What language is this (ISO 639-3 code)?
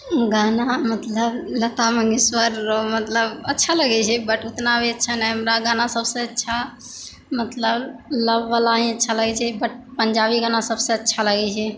mai